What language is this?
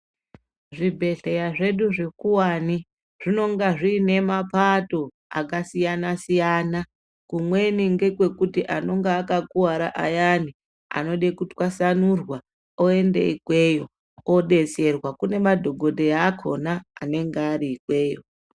Ndau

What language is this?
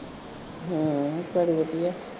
Punjabi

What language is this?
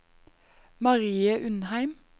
Norwegian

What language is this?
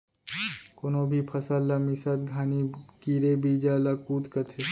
Chhattisgarhi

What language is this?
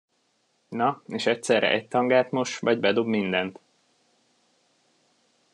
Hungarian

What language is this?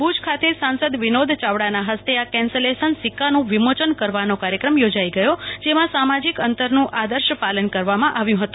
Gujarati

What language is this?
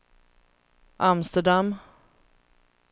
Swedish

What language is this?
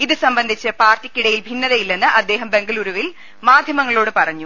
Malayalam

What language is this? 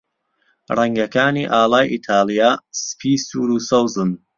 Central Kurdish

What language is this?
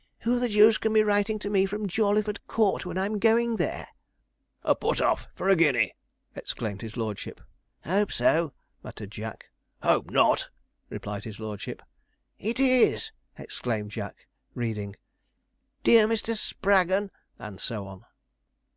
English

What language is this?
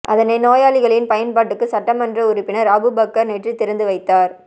Tamil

